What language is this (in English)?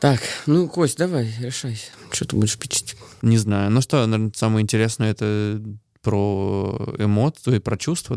Russian